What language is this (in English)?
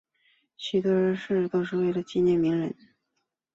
Chinese